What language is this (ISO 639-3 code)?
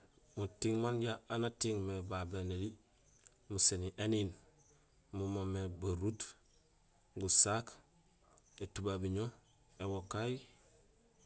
gsl